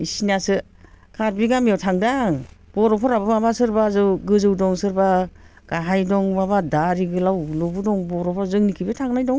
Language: Bodo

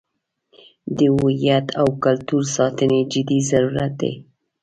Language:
Pashto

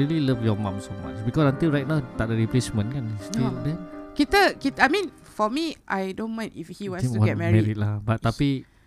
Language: Malay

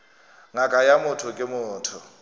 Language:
Northern Sotho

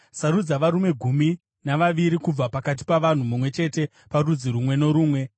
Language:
Shona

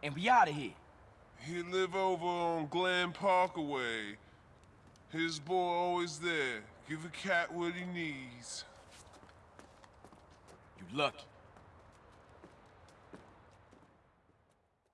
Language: Turkish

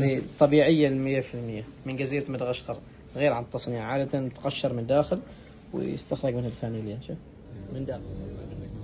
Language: Arabic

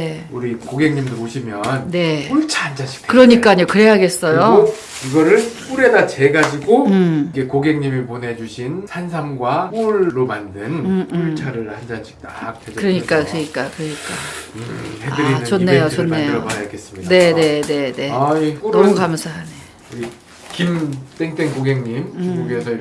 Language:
Korean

